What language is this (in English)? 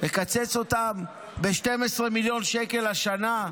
Hebrew